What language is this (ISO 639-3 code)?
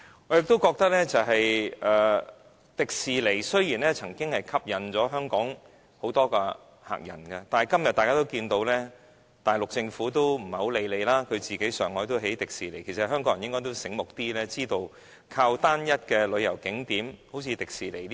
yue